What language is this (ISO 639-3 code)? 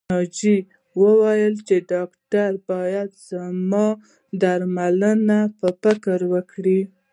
pus